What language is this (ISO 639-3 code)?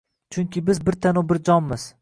uzb